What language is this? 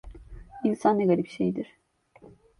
Turkish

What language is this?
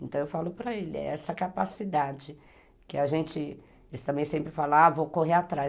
Portuguese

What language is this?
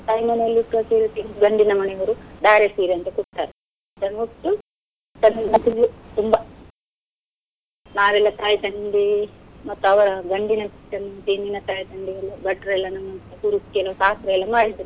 Kannada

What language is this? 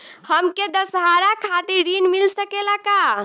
Bhojpuri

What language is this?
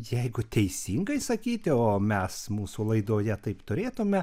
Lithuanian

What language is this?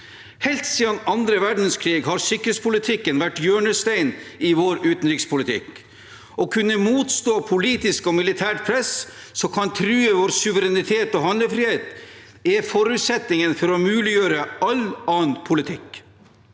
Norwegian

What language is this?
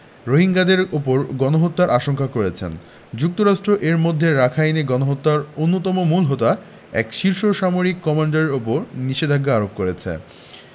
Bangla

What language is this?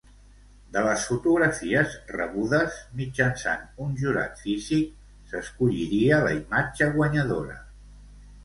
Catalan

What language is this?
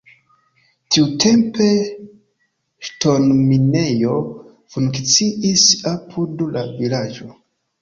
Esperanto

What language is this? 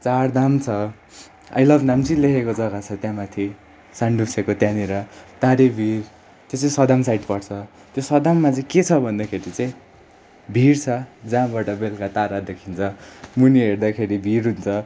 Nepali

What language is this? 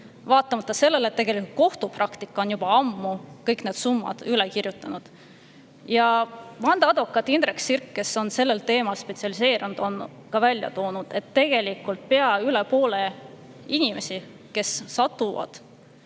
Estonian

